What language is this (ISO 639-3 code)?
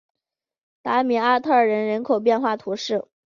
zho